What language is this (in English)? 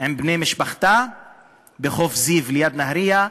Hebrew